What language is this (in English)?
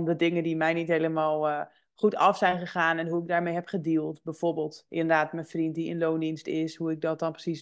Dutch